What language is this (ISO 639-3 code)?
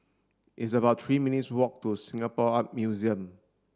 eng